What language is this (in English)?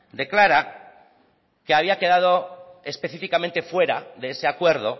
Spanish